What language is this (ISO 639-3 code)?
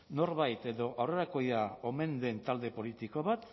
eus